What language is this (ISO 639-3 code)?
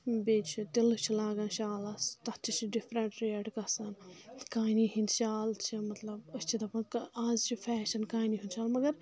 kas